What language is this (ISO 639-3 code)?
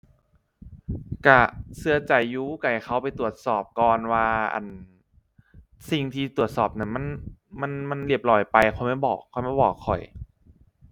tha